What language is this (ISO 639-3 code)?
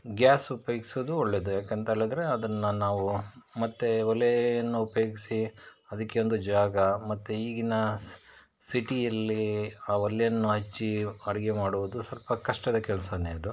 kan